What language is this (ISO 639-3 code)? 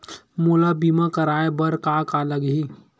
hne